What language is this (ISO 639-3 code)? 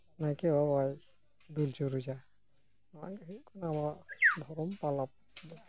sat